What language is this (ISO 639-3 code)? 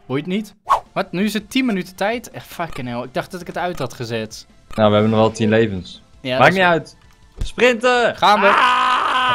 nld